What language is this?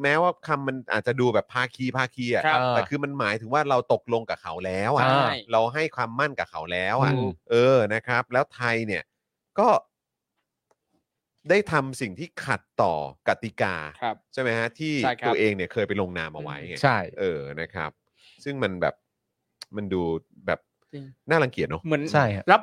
Thai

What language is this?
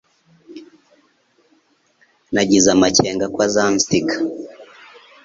Kinyarwanda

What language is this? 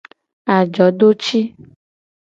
Gen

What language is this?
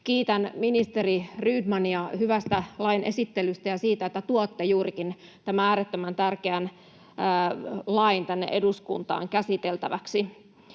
Finnish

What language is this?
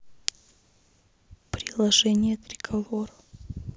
Russian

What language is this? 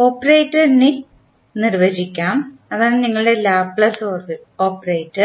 Malayalam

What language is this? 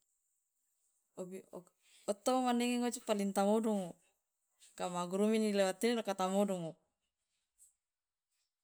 Loloda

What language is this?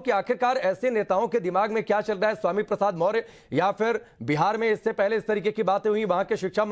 Hindi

